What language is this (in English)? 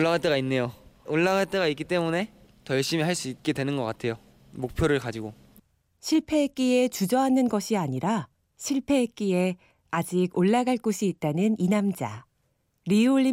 Korean